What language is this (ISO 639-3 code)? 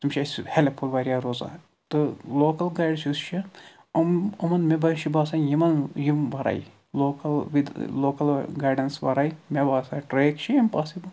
kas